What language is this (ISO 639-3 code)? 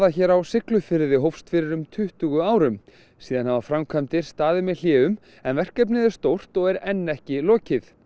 isl